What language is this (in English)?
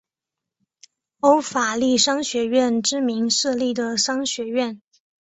Chinese